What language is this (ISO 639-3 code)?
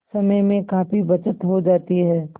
hin